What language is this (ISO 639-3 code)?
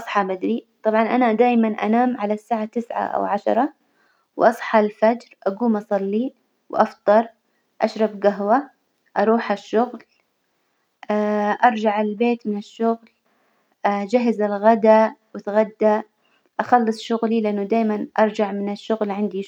acw